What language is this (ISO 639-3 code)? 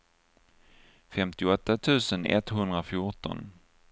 swe